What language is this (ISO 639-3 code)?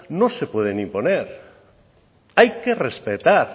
spa